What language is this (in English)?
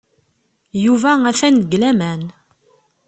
Kabyle